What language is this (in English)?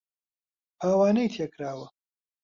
Central Kurdish